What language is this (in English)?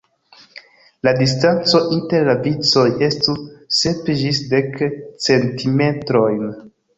Esperanto